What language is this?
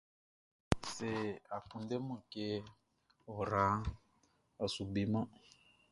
Baoulé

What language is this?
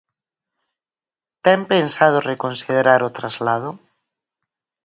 Galician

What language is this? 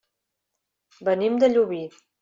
Catalan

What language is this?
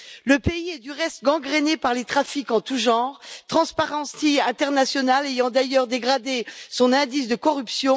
French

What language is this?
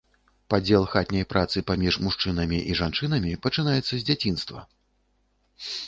Belarusian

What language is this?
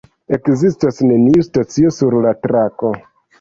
Esperanto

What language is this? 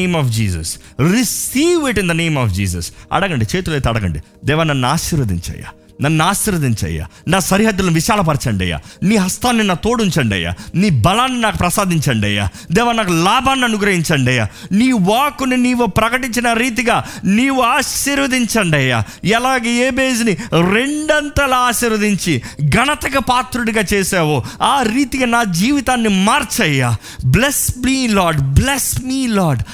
Telugu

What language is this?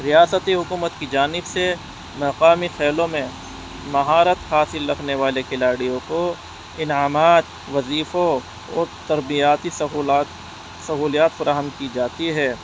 Urdu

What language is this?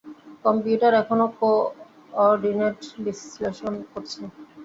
Bangla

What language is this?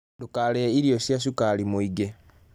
Kikuyu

